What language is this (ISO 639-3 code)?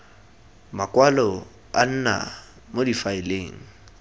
tsn